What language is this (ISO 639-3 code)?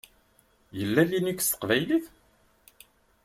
kab